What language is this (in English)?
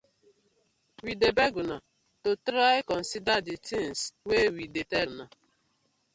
Nigerian Pidgin